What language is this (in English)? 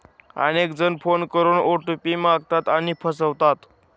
Marathi